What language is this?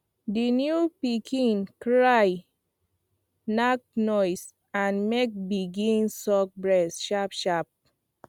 Nigerian Pidgin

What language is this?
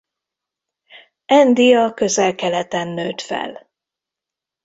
Hungarian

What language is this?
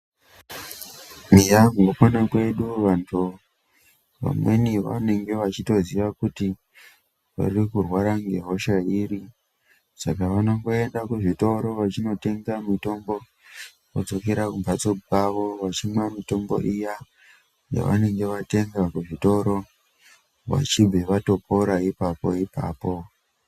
Ndau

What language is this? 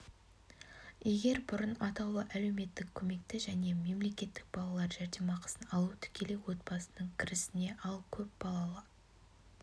Kazakh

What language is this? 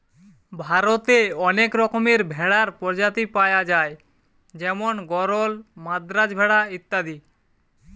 Bangla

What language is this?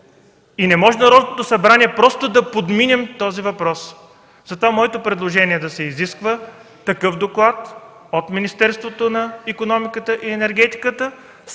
Bulgarian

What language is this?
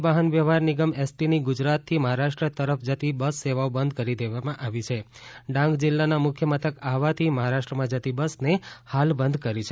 Gujarati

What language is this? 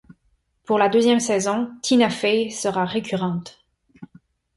French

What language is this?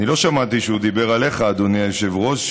Hebrew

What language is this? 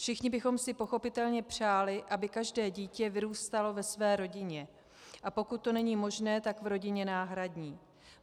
Czech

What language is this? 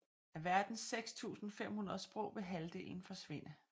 Danish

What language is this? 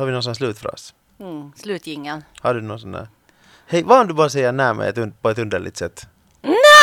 Swedish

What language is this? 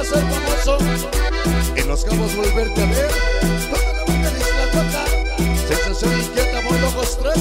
Spanish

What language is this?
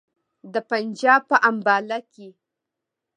Pashto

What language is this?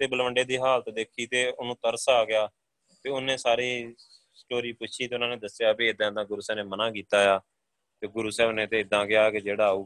Punjabi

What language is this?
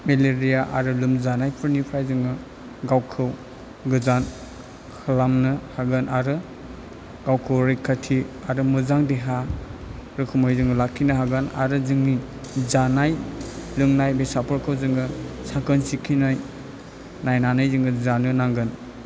Bodo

